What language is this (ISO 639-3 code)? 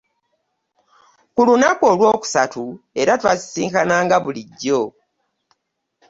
lug